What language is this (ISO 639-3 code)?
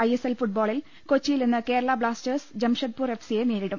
mal